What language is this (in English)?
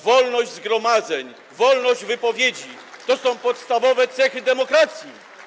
Polish